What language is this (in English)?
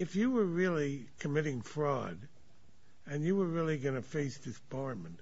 English